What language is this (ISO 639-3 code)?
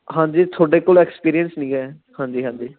pan